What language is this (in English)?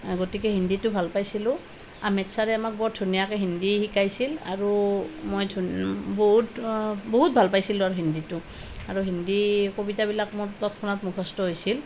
Assamese